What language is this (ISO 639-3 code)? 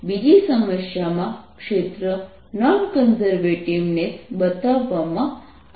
guj